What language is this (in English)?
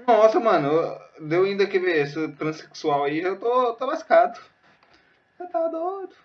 Portuguese